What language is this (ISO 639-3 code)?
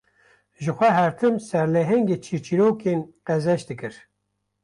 kur